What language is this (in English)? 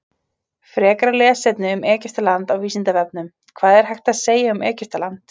Icelandic